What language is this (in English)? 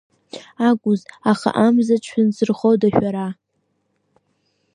Abkhazian